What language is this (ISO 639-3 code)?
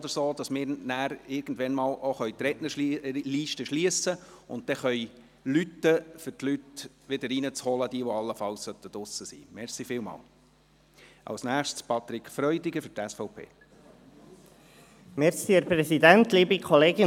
gsw